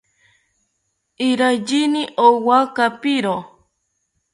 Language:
South Ucayali Ashéninka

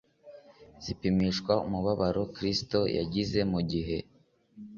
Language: Kinyarwanda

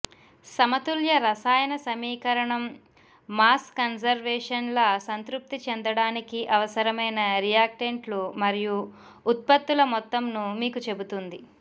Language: Telugu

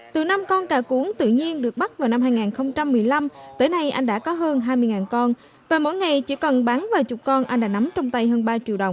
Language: Vietnamese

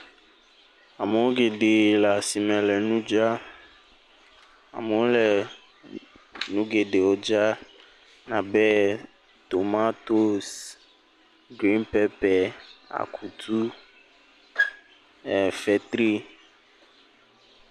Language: Ewe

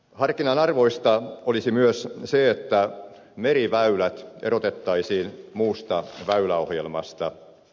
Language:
Finnish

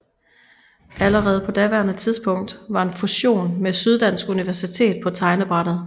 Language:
Danish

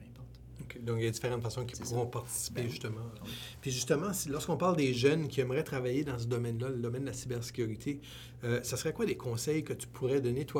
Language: French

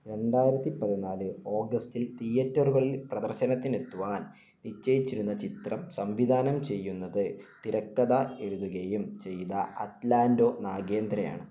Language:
Malayalam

